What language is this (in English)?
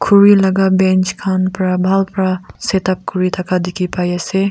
Naga Pidgin